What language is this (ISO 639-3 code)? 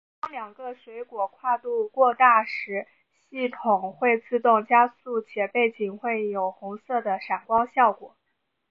zho